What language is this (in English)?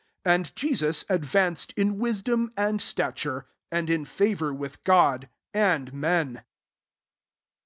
English